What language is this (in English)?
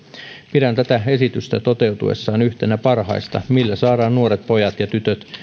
Finnish